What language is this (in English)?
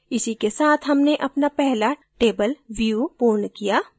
Hindi